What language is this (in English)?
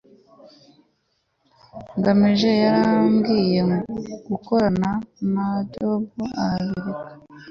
Kinyarwanda